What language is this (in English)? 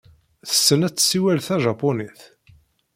Kabyle